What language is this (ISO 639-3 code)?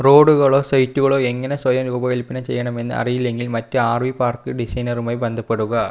mal